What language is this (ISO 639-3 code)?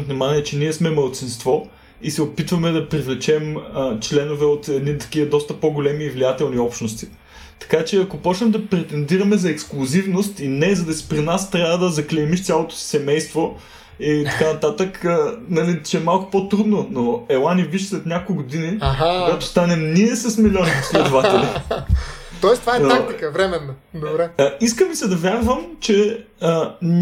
bul